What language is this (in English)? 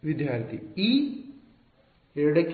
Kannada